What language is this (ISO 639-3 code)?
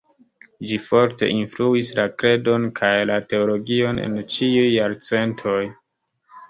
epo